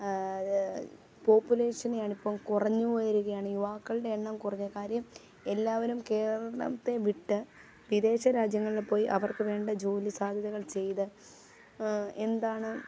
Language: Malayalam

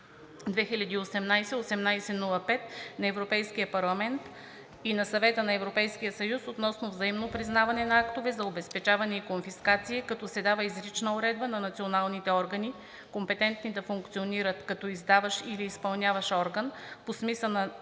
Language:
Bulgarian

